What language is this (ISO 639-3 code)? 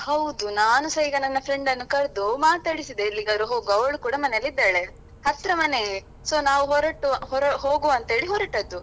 kan